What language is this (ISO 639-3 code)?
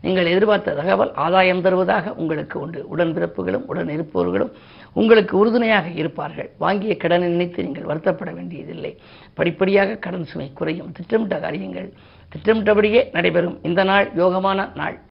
tam